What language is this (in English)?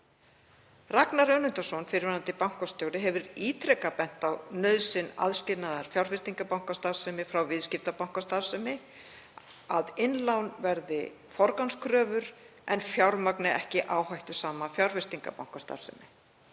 Icelandic